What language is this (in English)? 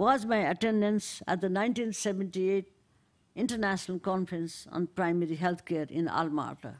English